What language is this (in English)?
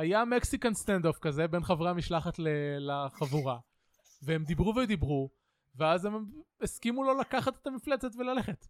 Hebrew